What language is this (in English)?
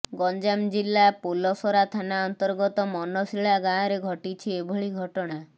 Odia